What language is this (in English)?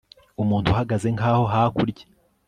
Kinyarwanda